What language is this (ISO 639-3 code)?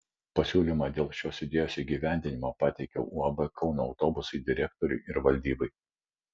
lit